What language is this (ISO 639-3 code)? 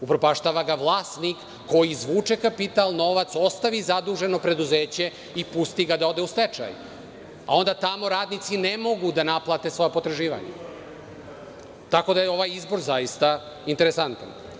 srp